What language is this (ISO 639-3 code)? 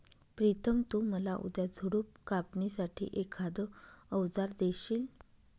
mar